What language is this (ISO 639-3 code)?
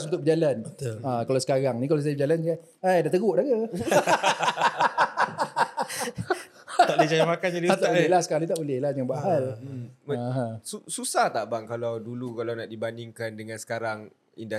msa